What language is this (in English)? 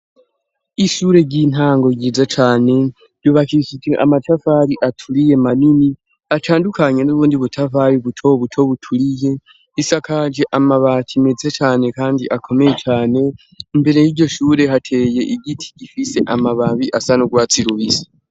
Rundi